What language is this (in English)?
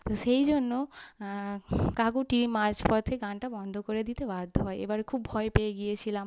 Bangla